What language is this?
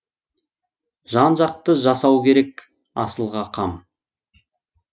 Kazakh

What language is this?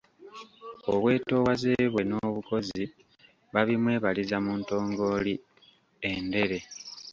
Ganda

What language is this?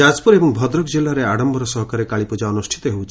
Odia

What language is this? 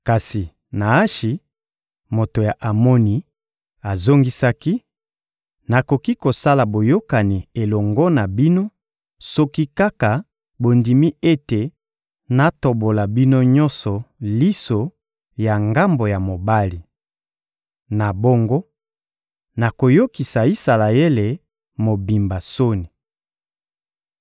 Lingala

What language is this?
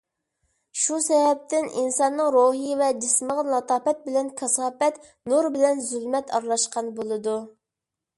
Uyghur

